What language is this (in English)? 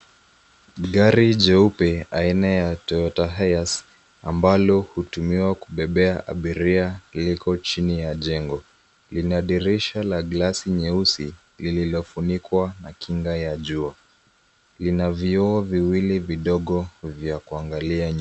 Swahili